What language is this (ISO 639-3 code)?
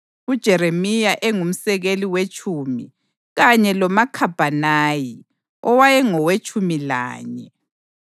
nde